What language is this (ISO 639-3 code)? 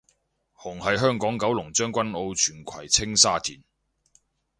yue